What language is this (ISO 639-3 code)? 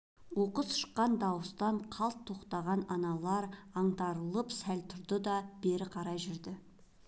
kaz